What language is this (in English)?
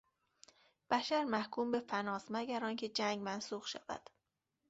Persian